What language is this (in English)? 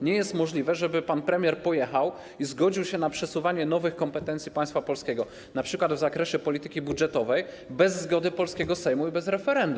Polish